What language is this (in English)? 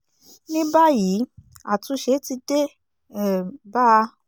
Yoruba